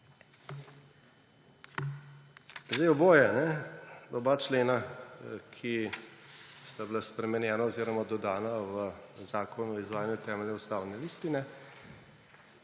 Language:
Slovenian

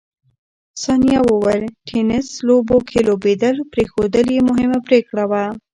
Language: Pashto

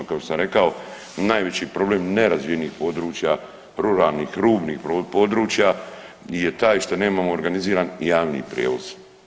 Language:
Croatian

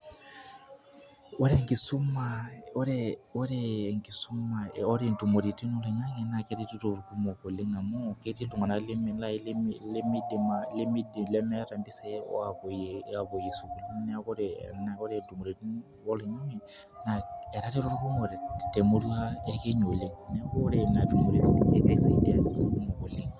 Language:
Masai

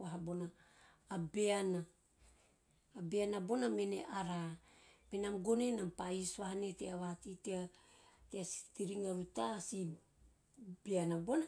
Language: Teop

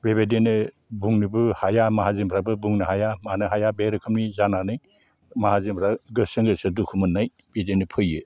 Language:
Bodo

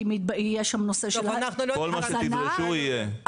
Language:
Hebrew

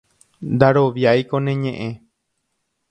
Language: Guarani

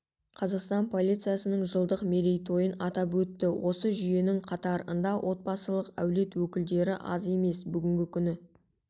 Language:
Kazakh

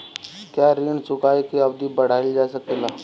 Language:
Bhojpuri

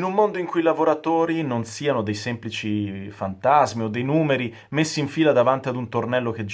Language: Italian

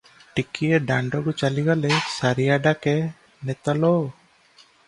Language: Odia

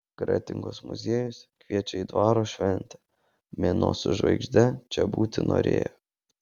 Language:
Lithuanian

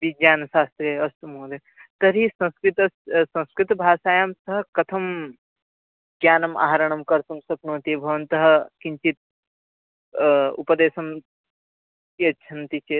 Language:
Sanskrit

